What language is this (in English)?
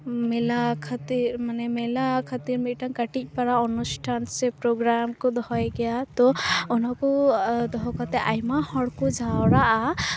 Santali